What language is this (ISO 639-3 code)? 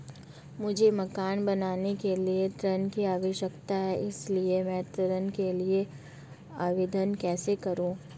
hin